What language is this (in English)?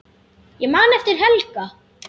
Icelandic